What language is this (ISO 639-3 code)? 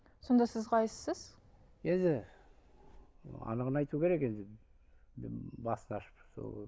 kaz